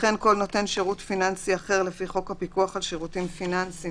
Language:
Hebrew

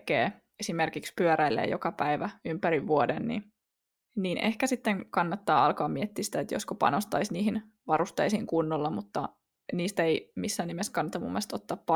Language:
Finnish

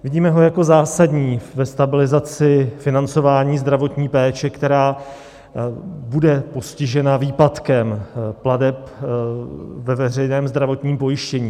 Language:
Czech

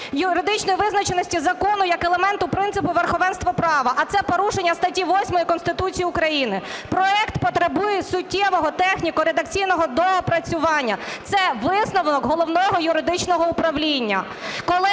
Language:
Ukrainian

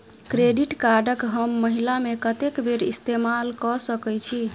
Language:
Maithili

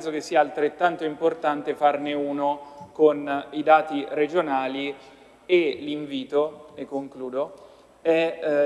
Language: Italian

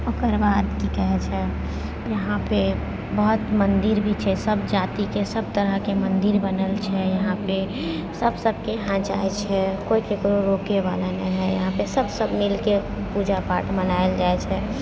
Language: Maithili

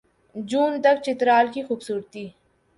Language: Urdu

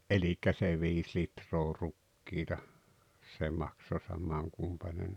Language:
Finnish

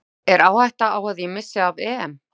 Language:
Icelandic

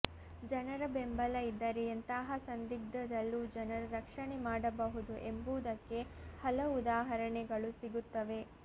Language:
Kannada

